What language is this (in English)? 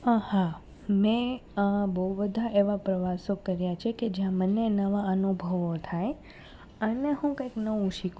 Gujarati